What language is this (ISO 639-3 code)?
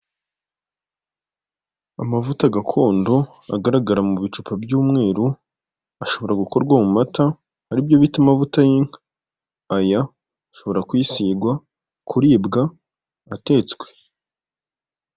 kin